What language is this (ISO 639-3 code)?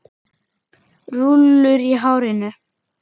isl